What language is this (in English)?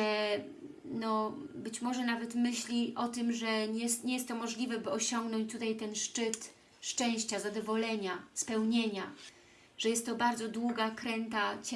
Polish